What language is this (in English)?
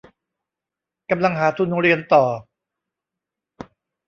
Thai